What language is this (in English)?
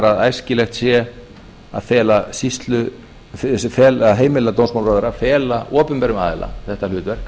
Icelandic